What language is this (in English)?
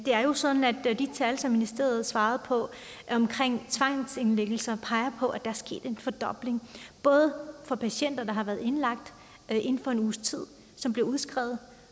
Danish